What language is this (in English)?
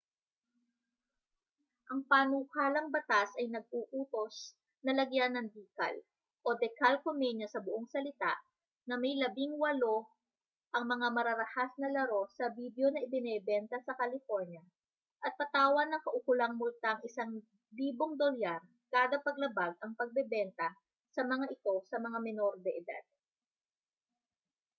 Filipino